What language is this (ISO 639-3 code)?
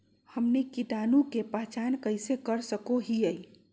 mag